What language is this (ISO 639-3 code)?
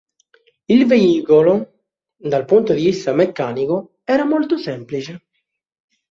ita